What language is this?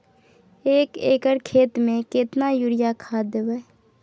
Maithili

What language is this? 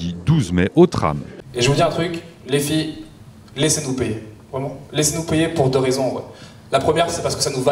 French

